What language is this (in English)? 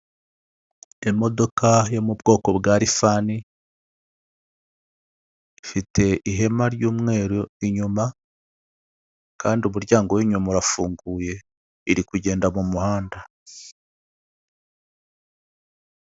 Kinyarwanda